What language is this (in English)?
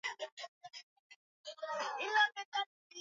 Swahili